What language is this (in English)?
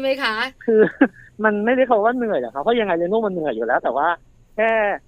Thai